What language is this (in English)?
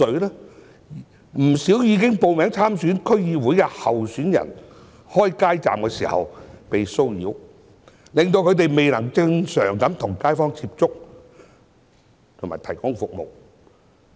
Cantonese